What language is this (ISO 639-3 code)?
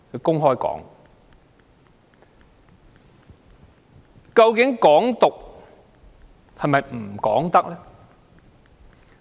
yue